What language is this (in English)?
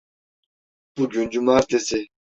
Turkish